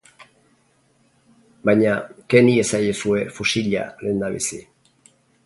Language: Basque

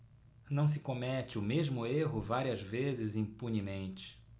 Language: Portuguese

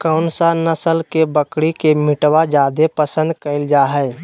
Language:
Magahi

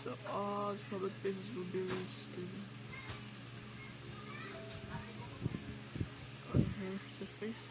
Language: English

